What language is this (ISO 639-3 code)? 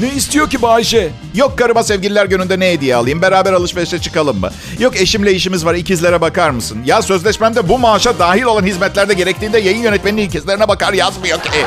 tur